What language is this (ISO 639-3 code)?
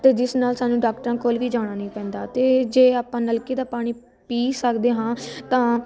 pan